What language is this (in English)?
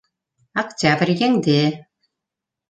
Bashkir